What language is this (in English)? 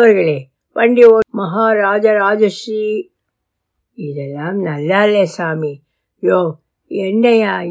Tamil